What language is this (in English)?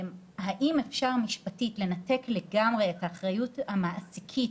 Hebrew